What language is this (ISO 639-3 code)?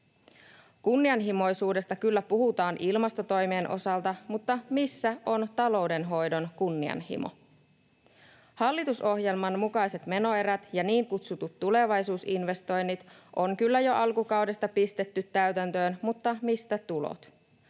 fin